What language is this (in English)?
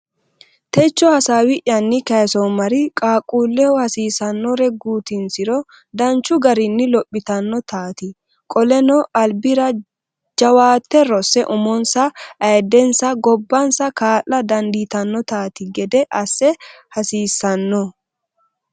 Sidamo